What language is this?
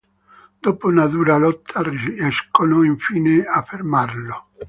Italian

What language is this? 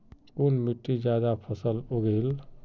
Magahi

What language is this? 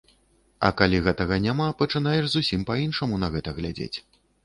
Belarusian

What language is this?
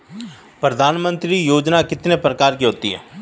Hindi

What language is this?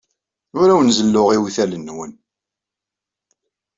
Kabyle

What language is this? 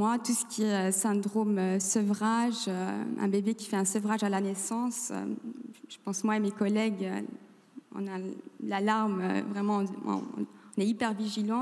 French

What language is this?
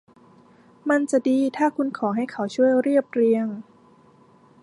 Thai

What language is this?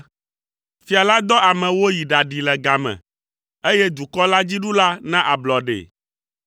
Ewe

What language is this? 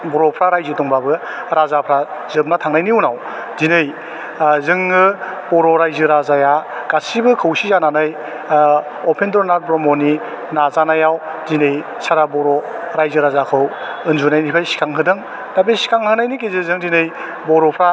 Bodo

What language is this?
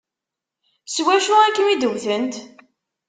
Kabyle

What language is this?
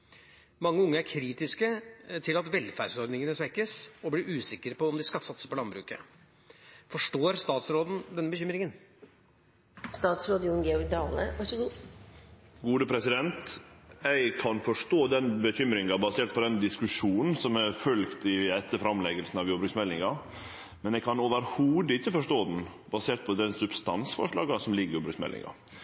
Norwegian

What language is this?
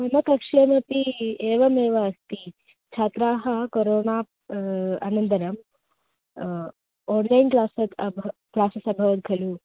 Sanskrit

